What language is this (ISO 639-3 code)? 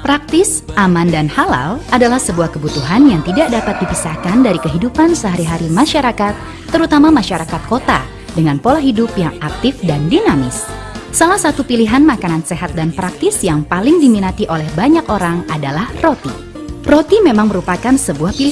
ind